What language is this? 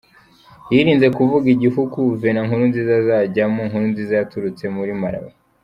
Kinyarwanda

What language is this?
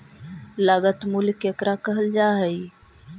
Magahi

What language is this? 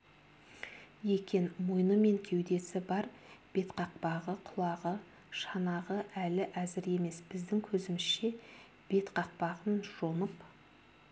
Kazakh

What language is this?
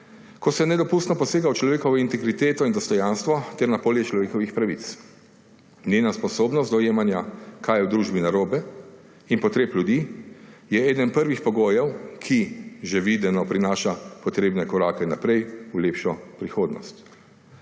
Slovenian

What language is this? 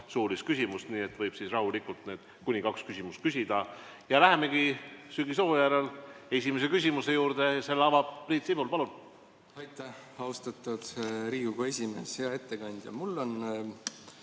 Estonian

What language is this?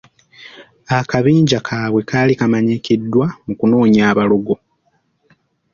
Ganda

